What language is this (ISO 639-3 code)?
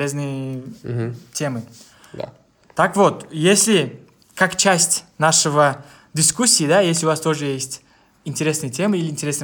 rus